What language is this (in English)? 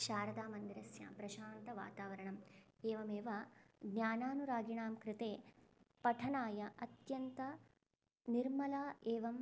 Sanskrit